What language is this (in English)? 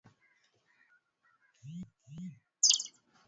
Swahili